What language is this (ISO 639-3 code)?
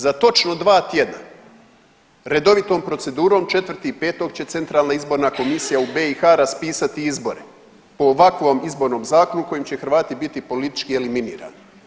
hrv